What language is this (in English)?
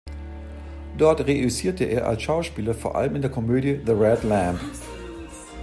German